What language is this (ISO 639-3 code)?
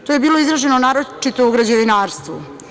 srp